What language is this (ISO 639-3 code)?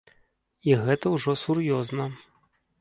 bel